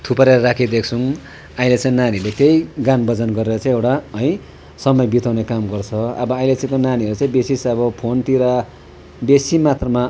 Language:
Nepali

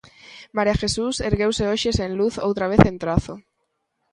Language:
Galician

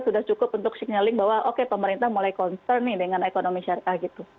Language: Indonesian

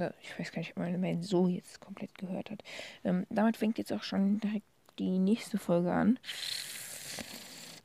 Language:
German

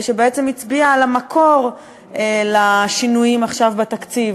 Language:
Hebrew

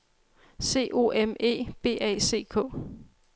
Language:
Danish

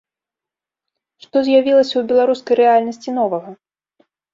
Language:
Belarusian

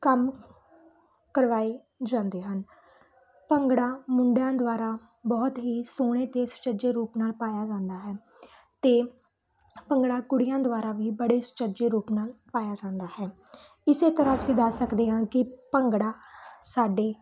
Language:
Punjabi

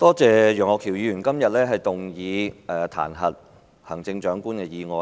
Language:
Cantonese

